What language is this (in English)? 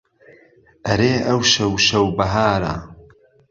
Central Kurdish